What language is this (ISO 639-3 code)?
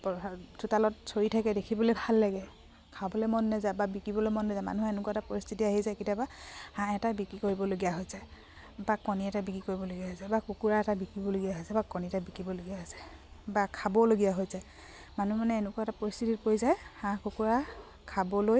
asm